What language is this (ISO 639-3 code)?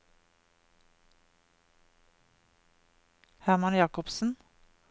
nor